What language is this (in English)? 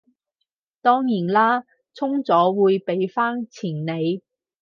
Cantonese